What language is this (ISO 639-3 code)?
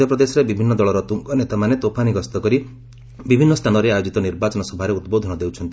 ori